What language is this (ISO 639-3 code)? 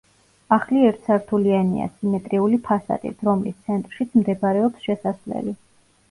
kat